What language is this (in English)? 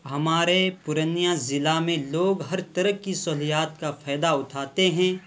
Urdu